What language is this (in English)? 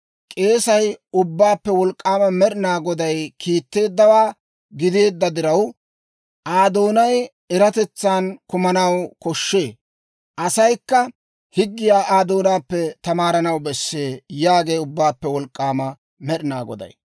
Dawro